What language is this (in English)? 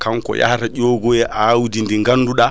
Fula